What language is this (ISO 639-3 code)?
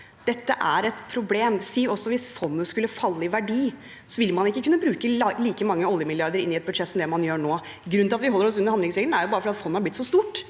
nor